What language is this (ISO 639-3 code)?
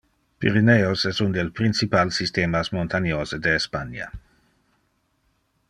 ina